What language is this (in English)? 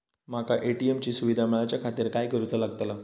Marathi